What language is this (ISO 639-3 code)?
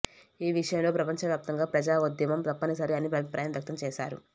tel